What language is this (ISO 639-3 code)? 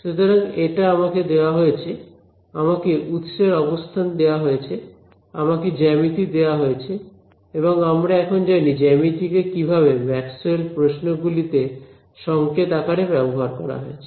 ben